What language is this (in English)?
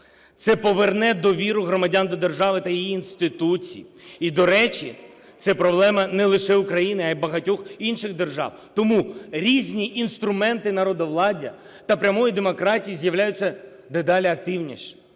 Ukrainian